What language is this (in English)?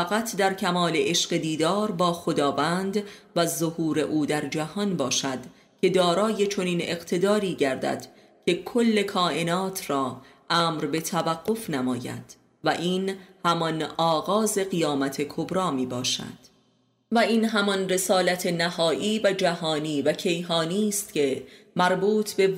Persian